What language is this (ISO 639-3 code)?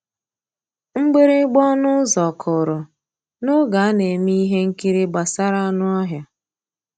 ibo